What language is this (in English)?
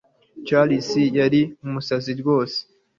Kinyarwanda